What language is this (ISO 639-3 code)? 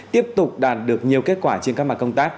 vie